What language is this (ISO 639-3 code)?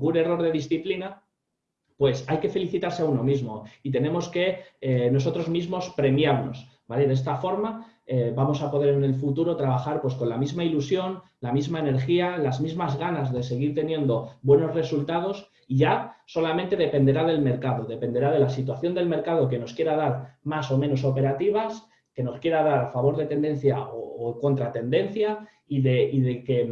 spa